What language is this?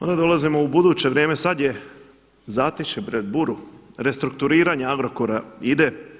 Croatian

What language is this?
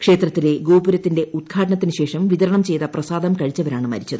Malayalam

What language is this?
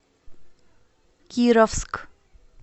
Russian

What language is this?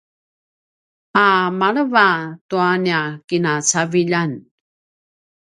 Paiwan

